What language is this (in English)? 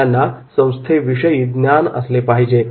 Marathi